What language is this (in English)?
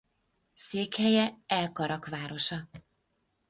Hungarian